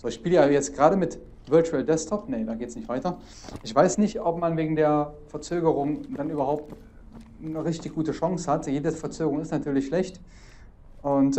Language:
German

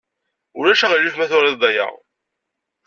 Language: Kabyle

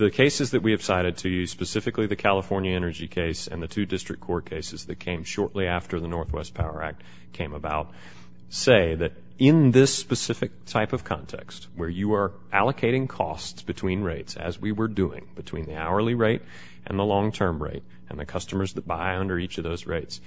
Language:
English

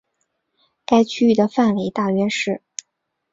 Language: Chinese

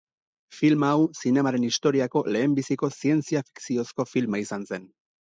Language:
Basque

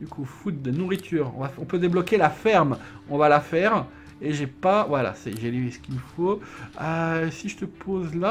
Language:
French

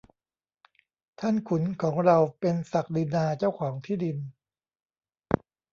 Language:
Thai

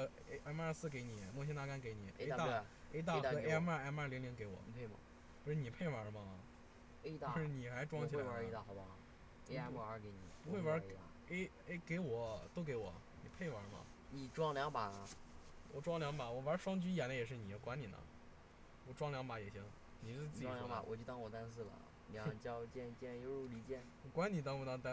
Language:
Chinese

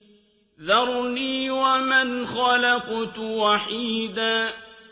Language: Arabic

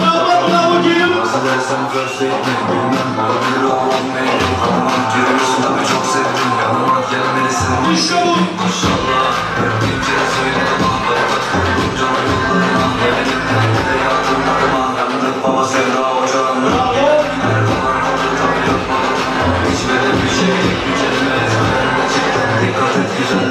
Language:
Turkish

